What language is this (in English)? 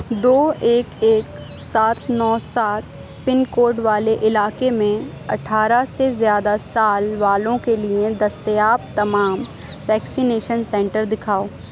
Urdu